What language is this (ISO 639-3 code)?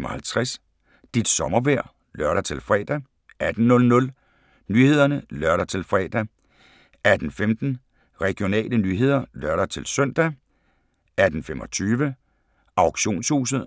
dan